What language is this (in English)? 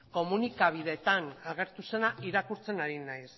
Basque